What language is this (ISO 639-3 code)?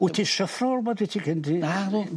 cym